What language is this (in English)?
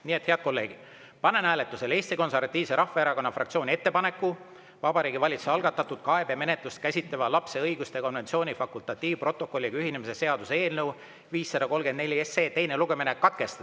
Estonian